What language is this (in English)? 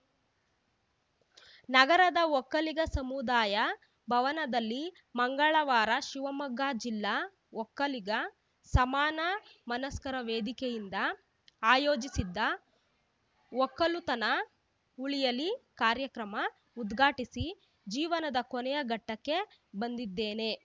Kannada